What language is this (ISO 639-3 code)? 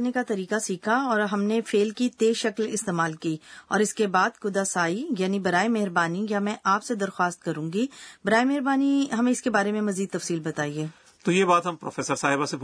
urd